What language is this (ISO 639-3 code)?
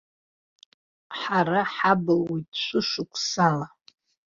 abk